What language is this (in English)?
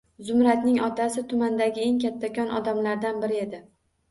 Uzbek